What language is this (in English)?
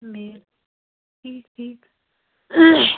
Kashmiri